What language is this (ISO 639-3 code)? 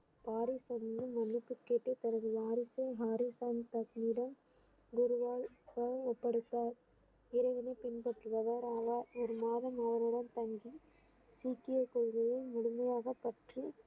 tam